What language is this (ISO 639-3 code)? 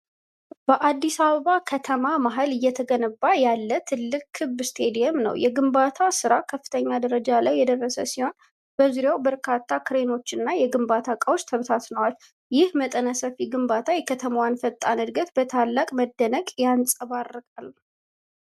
amh